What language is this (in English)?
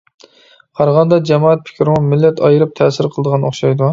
Uyghur